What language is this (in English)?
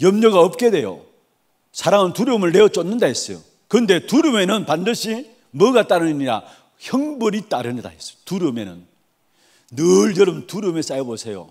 Korean